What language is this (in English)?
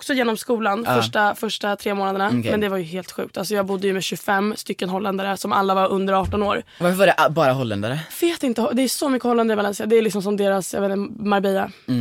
Swedish